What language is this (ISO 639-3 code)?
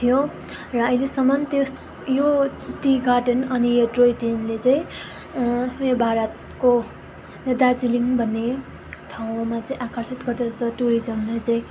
nep